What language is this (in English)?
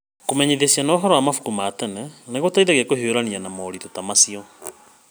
Kikuyu